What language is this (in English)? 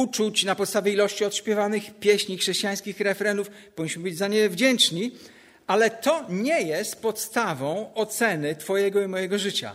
Polish